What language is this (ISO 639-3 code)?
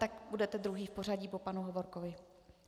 ces